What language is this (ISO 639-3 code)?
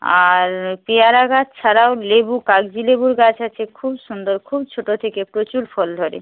ben